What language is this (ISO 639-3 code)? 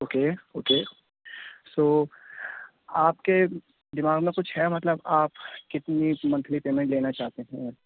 urd